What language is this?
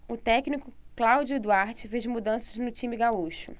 Portuguese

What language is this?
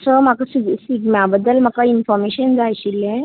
Konkani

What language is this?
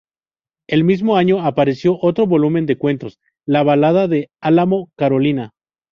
Spanish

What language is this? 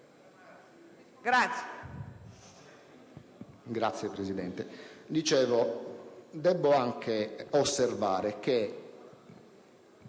Italian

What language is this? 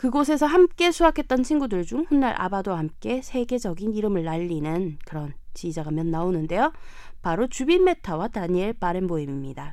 Korean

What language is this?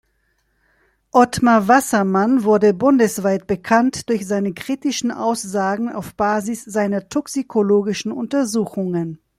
German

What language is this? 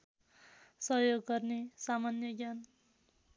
Nepali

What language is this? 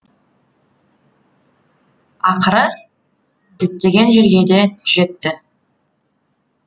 Kazakh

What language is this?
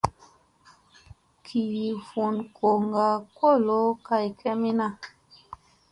Musey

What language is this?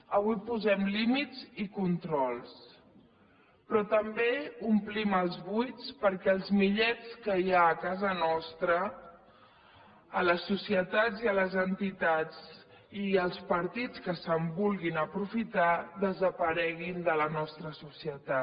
Catalan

